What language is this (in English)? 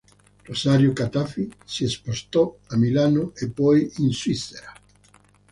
Italian